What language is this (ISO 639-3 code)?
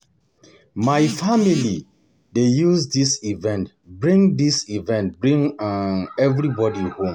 pcm